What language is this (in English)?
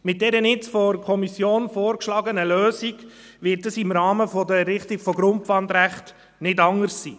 Swiss German